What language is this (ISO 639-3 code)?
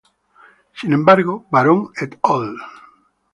spa